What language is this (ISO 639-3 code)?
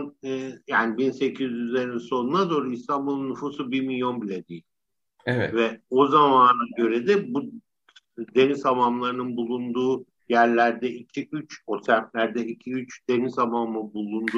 tur